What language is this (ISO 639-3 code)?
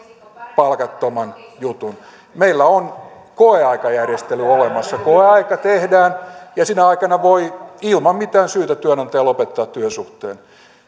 fin